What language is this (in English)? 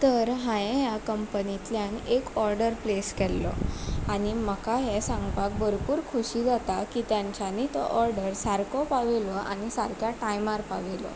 Konkani